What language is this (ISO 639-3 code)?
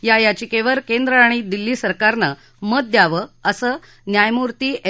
mar